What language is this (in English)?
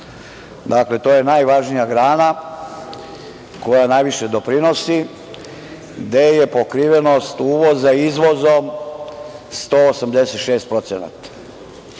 Serbian